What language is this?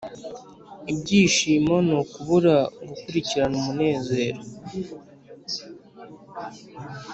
Kinyarwanda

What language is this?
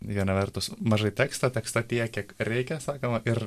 Lithuanian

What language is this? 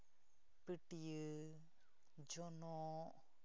Santali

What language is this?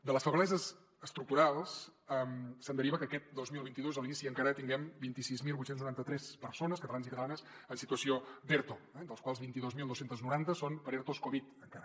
Catalan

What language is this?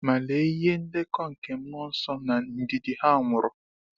Igbo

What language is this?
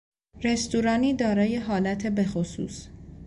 Persian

